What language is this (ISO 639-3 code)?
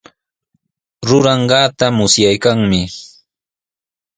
qws